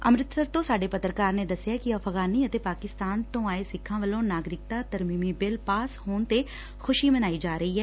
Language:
Punjabi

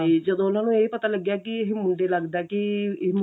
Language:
Punjabi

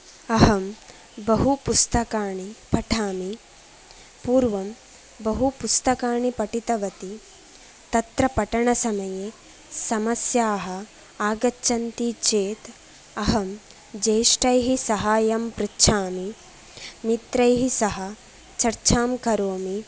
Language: Sanskrit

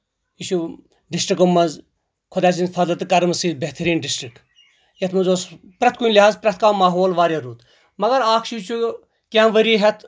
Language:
Kashmiri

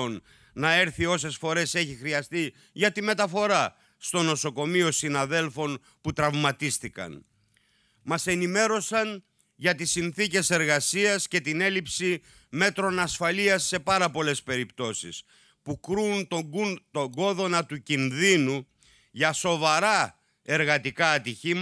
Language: Greek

